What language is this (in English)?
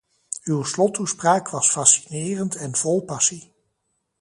Dutch